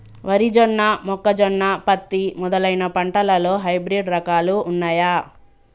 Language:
Telugu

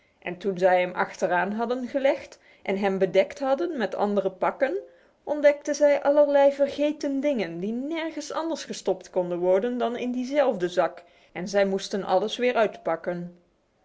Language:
Dutch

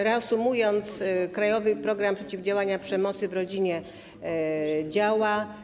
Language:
Polish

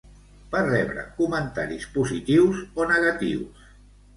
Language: Catalan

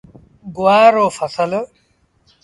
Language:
Sindhi Bhil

